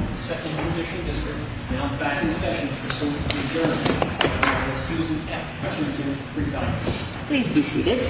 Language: English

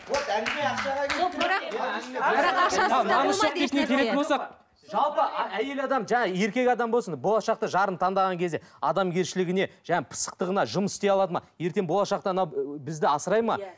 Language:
Kazakh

